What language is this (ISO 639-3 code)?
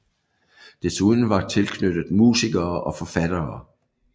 dan